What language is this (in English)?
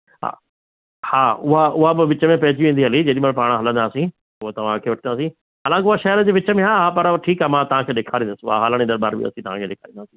Sindhi